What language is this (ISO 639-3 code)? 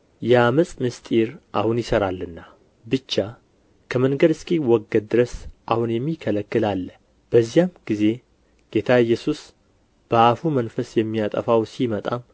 amh